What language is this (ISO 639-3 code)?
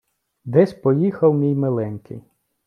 ukr